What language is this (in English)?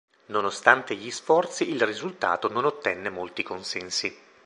Italian